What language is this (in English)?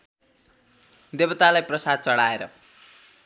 Nepali